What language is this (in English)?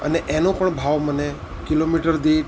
Gujarati